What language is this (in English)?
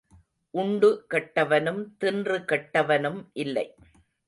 Tamil